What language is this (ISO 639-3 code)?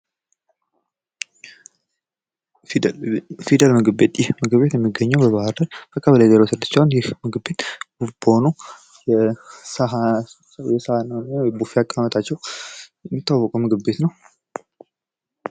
amh